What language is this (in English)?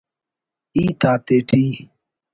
Brahui